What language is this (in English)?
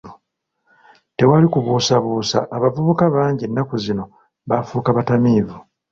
Ganda